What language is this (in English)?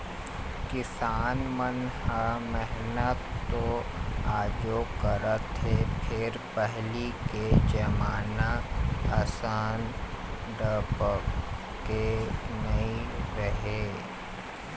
Chhattisgarhi